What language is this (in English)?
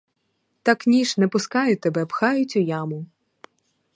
Ukrainian